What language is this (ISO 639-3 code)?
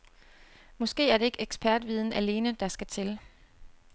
dan